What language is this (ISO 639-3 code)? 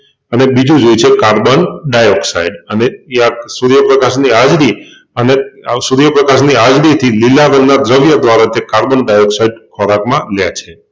guj